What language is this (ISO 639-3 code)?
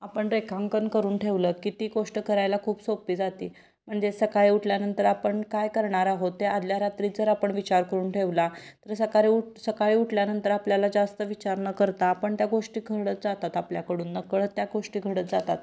mar